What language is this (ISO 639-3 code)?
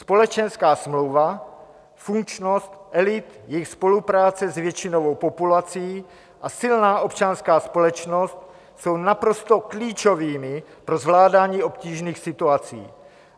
ces